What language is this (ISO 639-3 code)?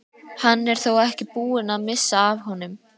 isl